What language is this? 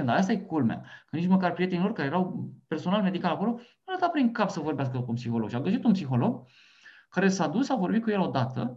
Romanian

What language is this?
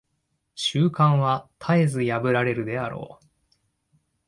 Japanese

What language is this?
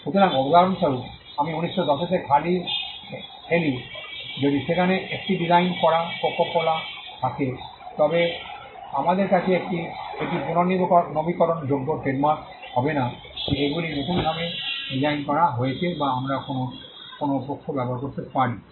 Bangla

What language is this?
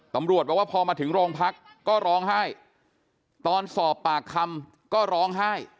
Thai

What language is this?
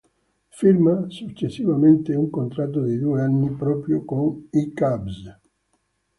Italian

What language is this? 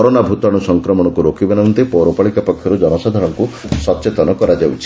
Odia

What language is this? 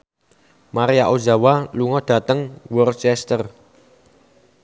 Javanese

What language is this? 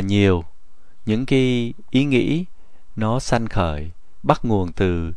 Vietnamese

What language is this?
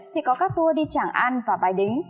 Vietnamese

